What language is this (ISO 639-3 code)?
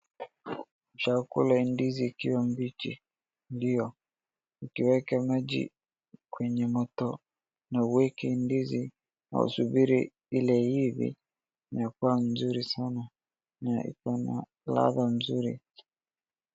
swa